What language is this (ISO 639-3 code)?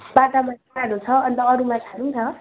nep